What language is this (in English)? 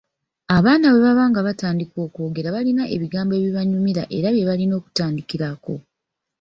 Ganda